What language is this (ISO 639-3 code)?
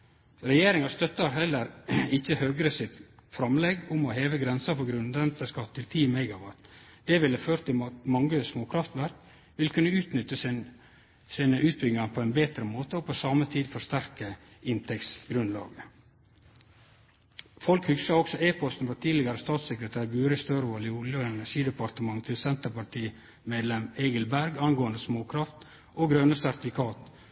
nno